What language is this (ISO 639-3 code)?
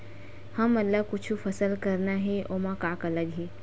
hne